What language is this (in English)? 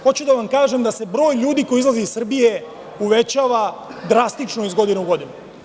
Serbian